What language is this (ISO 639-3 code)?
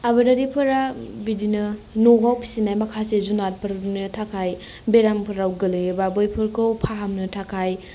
brx